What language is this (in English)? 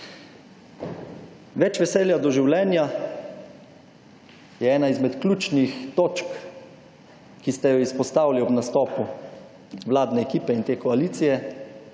Slovenian